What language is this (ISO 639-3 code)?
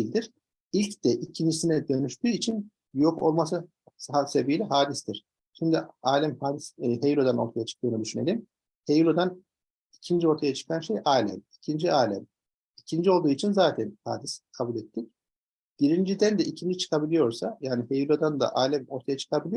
tur